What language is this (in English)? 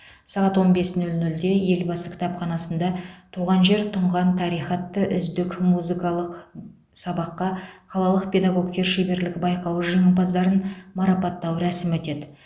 Kazakh